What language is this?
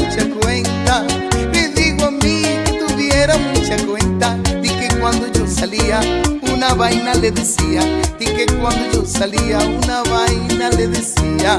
Spanish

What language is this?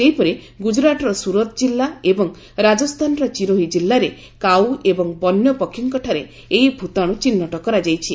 Odia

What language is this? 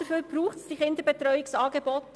Swiss German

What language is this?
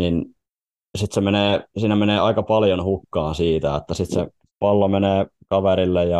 Finnish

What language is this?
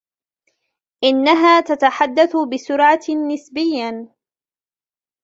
Arabic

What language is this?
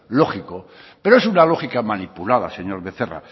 Spanish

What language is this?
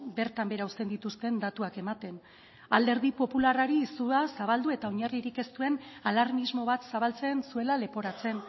Basque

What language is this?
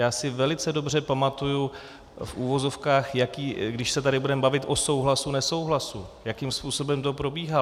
Czech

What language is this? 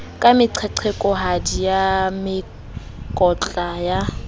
Southern Sotho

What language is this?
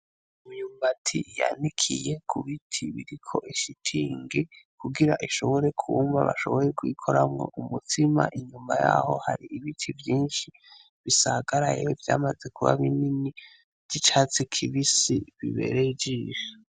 Rundi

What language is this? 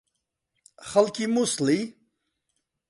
Central Kurdish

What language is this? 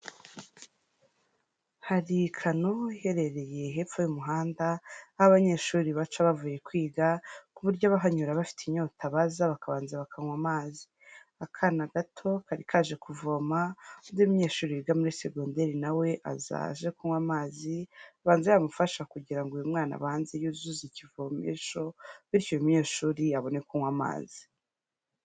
Kinyarwanda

